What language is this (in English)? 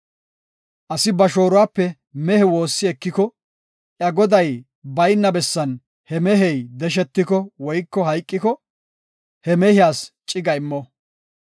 Gofa